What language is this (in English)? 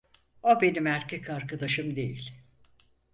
Turkish